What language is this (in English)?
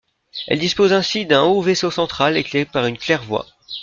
French